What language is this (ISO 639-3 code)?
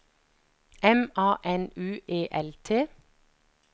nor